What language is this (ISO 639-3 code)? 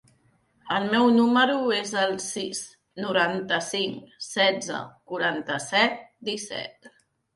cat